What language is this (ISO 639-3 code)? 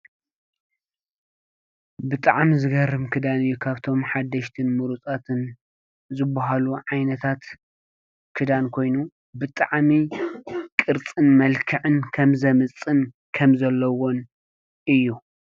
tir